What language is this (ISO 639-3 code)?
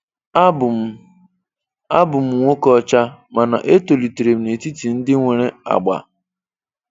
ibo